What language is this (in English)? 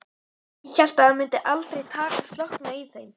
Icelandic